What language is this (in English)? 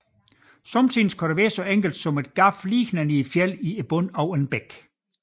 Danish